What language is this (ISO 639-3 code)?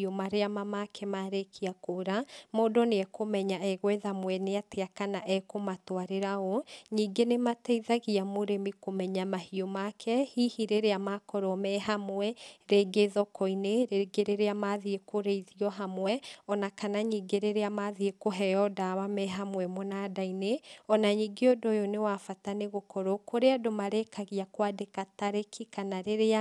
kik